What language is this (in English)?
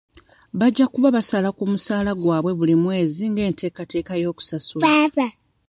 Ganda